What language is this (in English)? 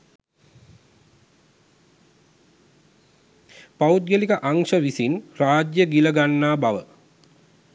Sinhala